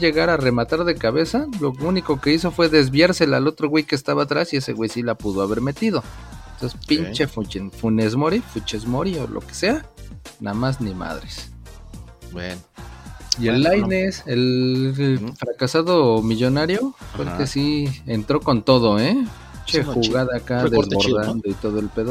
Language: Spanish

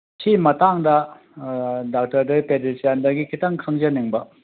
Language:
Manipuri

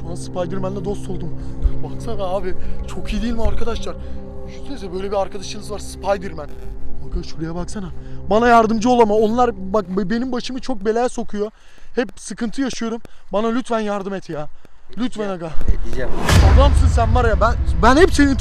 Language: Turkish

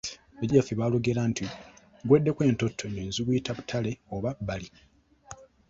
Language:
Ganda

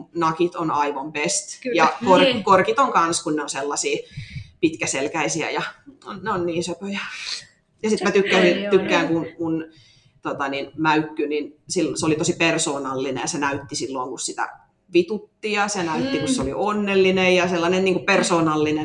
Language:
Finnish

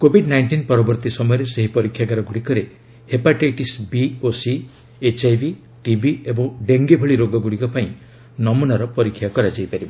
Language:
Odia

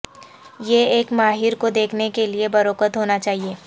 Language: Urdu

